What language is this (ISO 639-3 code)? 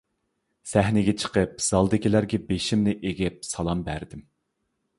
uig